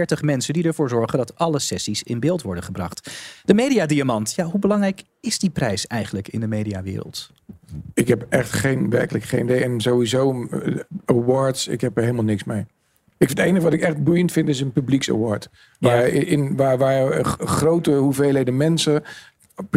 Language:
Dutch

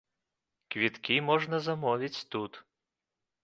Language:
Belarusian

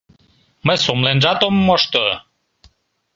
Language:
Mari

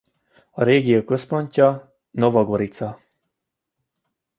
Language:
Hungarian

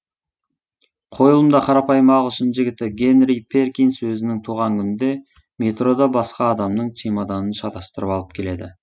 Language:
Kazakh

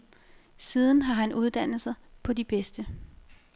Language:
Danish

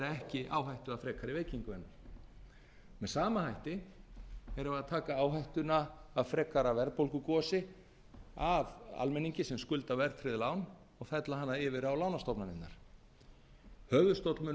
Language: Icelandic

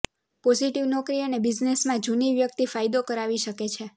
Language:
Gujarati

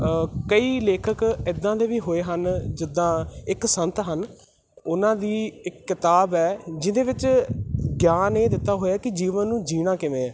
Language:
Punjabi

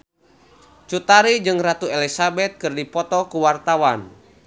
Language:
Sundanese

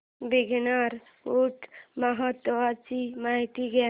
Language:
Marathi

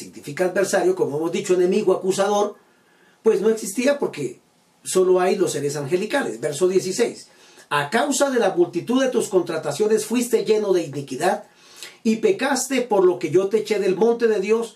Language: Spanish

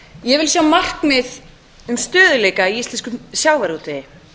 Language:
Icelandic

